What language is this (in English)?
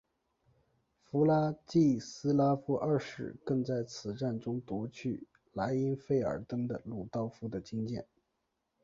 Chinese